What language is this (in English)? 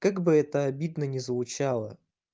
Russian